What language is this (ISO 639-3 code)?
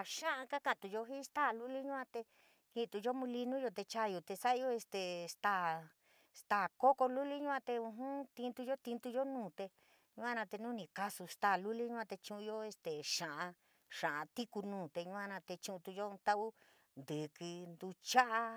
mig